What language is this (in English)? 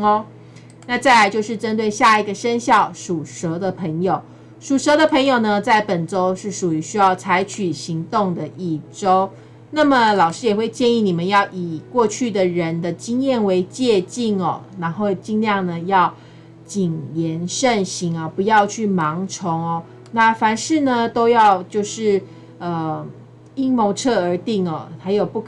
Chinese